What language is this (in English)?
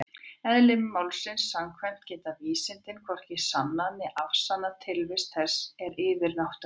Icelandic